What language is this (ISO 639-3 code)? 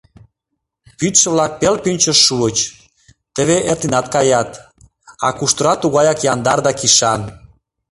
chm